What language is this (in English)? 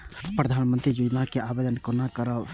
Maithili